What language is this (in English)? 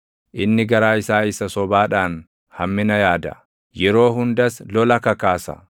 Oromo